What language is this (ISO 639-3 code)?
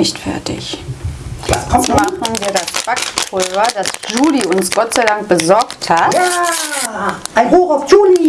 deu